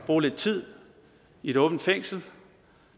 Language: Danish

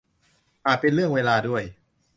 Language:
Thai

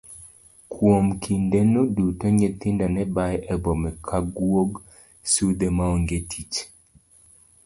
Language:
Luo (Kenya and Tanzania)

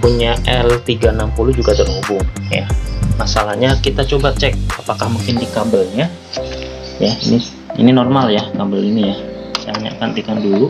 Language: Indonesian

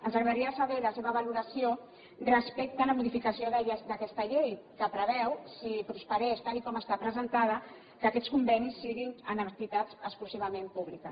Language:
Catalan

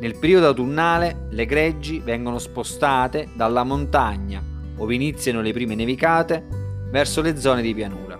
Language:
Italian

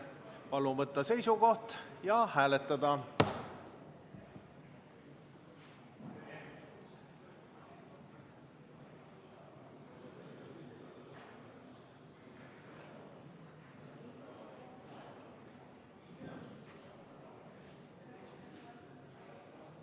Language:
Estonian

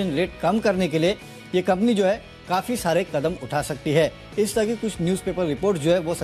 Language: Hindi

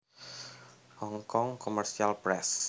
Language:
Javanese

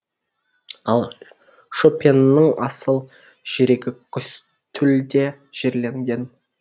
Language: Kazakh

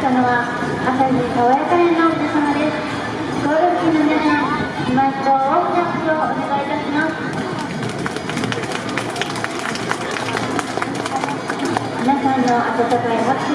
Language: Japanese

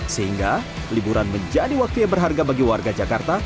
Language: Indonesian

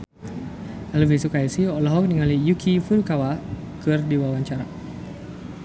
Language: Sundanese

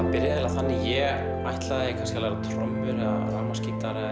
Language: Icelandic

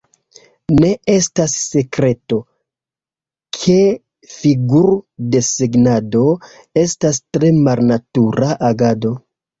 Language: Esperanto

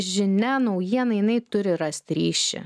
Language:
Lithuanian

